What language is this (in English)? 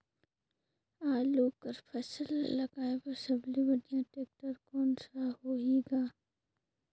Chhattisgarhi